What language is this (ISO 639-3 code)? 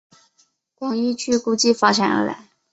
zho